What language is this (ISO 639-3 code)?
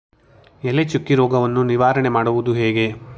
kan